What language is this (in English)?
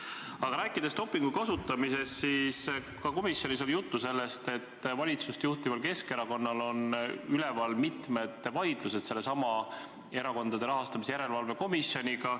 Estonian